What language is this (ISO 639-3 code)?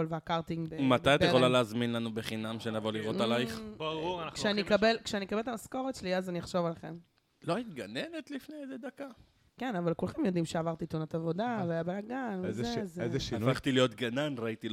heb